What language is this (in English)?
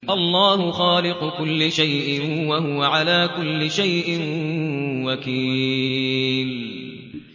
Arabic